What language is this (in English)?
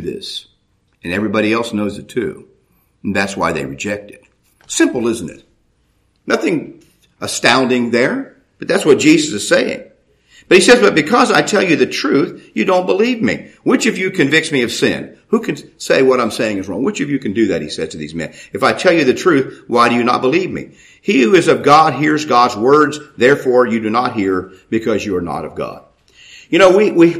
English